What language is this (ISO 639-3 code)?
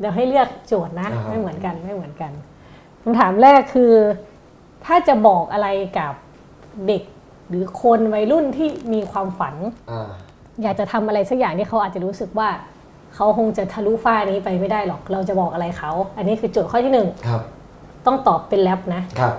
tha